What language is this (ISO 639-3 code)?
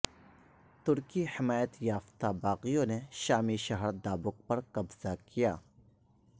urd